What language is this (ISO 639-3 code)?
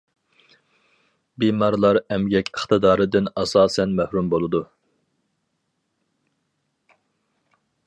uig